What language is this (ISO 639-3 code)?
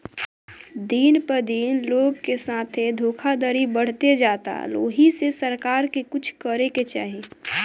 bho